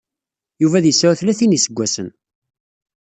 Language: Kabyle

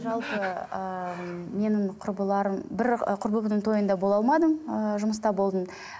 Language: Kazakh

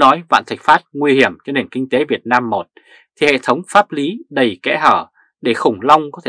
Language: Vietnamese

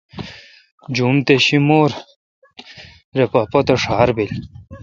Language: Kalkoti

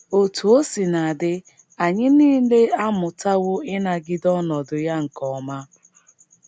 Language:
Igbo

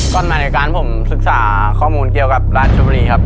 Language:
Thai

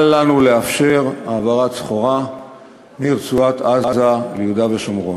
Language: Hebrew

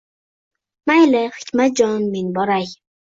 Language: Uzbek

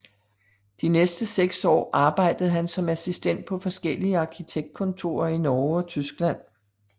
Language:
Danish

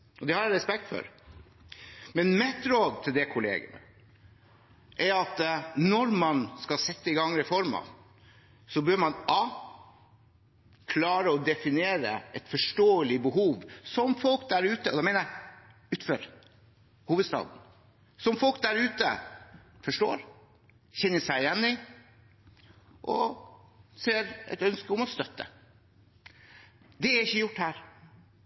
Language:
Norwegian Bokmål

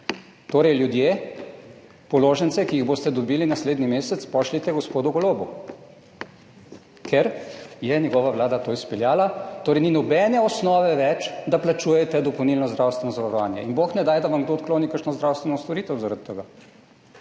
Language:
Slovenian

